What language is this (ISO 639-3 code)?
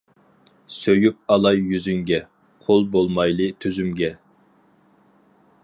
uig